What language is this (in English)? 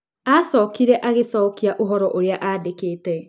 Kikuyu